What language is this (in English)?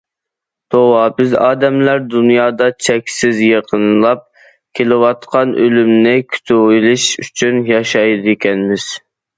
Uyghur